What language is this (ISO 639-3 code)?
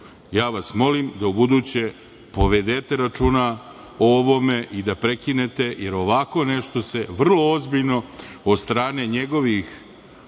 srp